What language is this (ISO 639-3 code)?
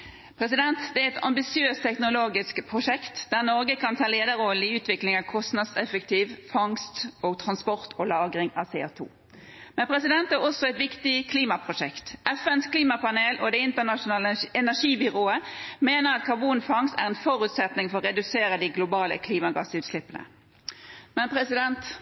nob